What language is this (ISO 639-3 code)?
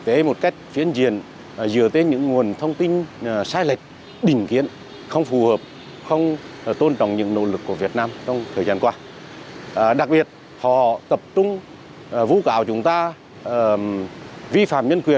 vie